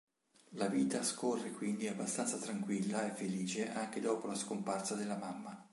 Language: Italian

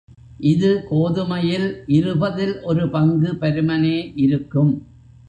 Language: Tamil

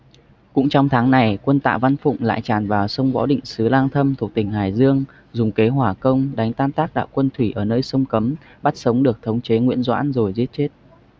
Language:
Vietnamese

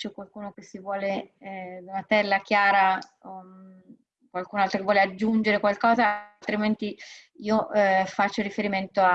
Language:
Italian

